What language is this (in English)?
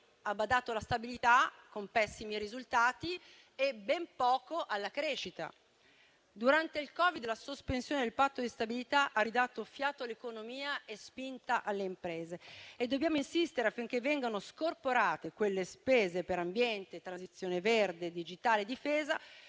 Italian